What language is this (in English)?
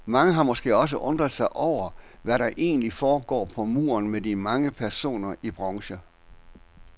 Danish